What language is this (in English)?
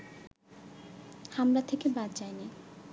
Bangla